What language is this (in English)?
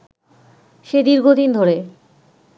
Bangla